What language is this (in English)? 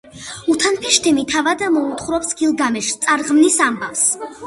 Georgian